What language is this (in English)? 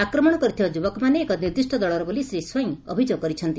Odia